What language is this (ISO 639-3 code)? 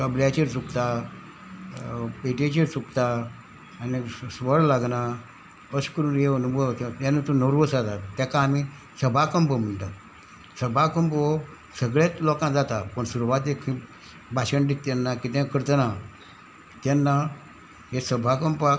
kok